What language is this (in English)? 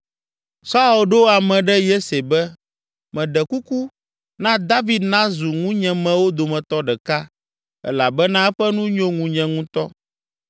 Ewe